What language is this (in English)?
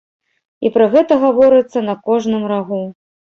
Belarusian